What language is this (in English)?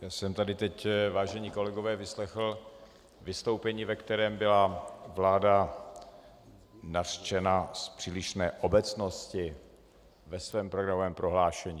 Czech